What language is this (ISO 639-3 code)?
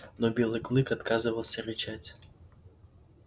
rus